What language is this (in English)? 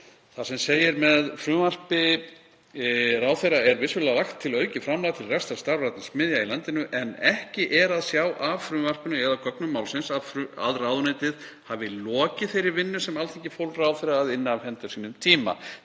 Icelandic